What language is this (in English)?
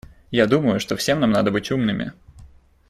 Russian